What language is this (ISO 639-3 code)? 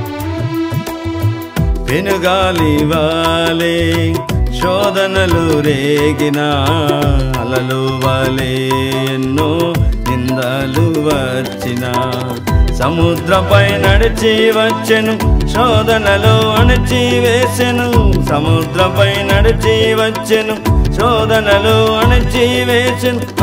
tel